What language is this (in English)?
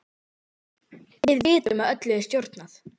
Icelandic